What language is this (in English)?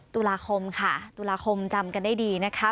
Thai